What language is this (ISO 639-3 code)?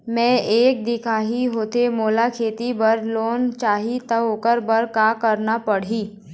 hne